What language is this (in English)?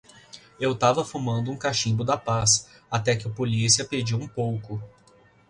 Portuguese